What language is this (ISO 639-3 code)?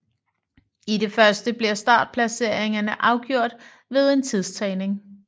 dan